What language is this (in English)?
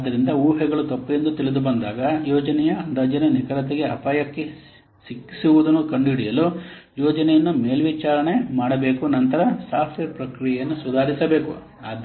Kannada